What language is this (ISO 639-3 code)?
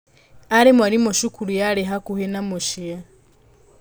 kik